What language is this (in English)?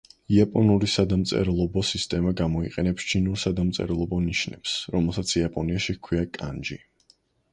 Georgian